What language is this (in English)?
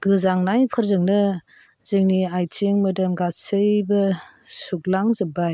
Bodo